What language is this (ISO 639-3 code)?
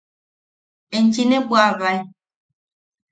yaq